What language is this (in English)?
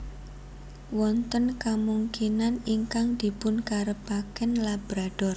Javanese